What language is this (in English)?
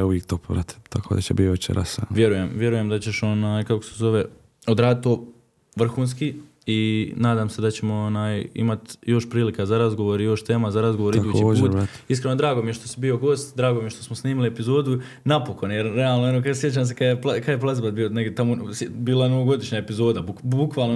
Croatian